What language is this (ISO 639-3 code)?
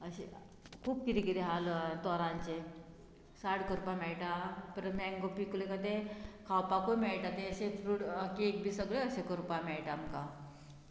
kok